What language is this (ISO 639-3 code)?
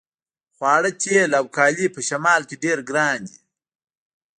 pus